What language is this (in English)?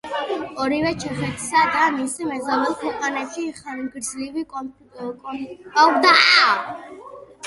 Georgian